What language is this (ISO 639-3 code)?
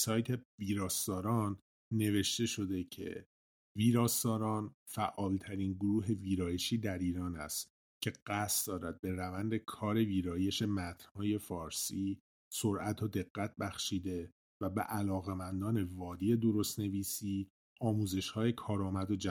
fas